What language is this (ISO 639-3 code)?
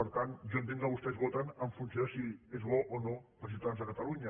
cat